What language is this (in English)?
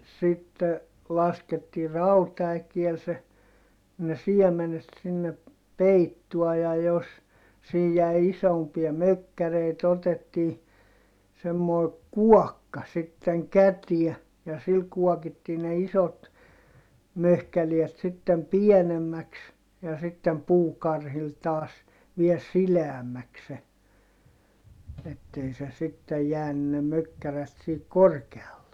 Finnish